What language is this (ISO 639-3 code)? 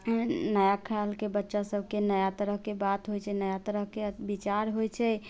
mai